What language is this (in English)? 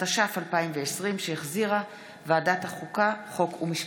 Hebrew